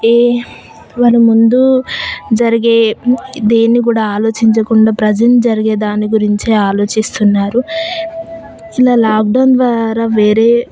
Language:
Telugu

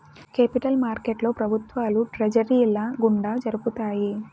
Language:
Telugu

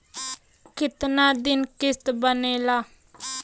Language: Bhojpuri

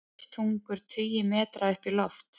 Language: Icelandic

